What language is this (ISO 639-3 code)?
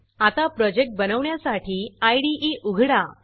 mar